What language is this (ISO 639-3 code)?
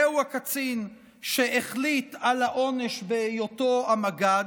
heb